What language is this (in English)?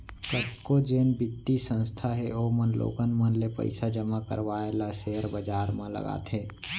Chhattisgarhi